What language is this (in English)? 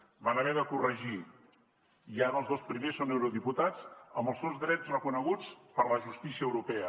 Catalan